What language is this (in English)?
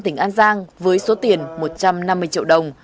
Vietnamese